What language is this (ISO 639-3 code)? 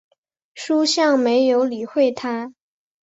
zho